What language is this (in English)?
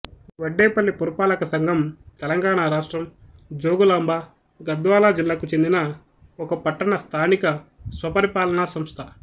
Telugu